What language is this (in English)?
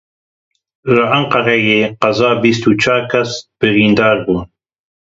Kurdish